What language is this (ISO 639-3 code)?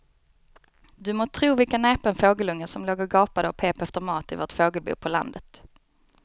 swe